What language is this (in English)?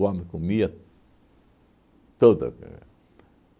Portuguese